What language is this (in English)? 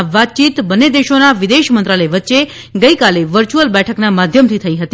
Gujarati